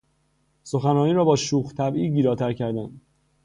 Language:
Persian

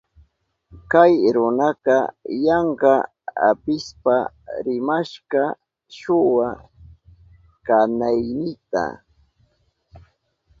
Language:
Southern Pastaza Quechua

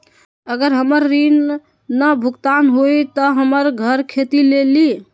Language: Magahi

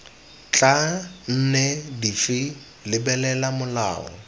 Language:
Tswana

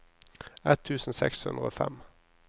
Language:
Norwegian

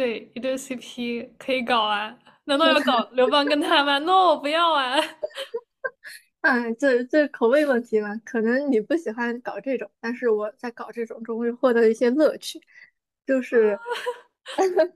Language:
Chinese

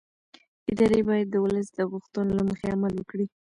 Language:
Pashto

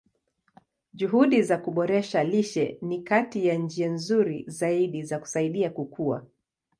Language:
Swahili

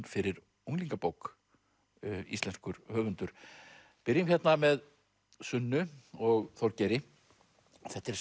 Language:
Icelandic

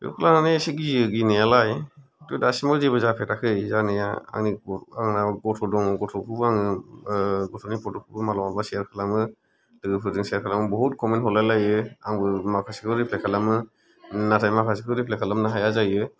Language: Bodo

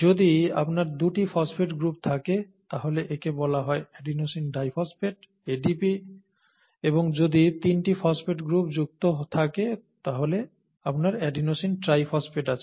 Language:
Bangla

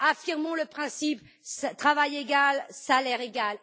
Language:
French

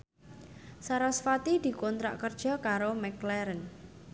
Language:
Javanese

